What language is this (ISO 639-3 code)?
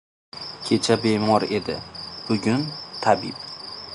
uzb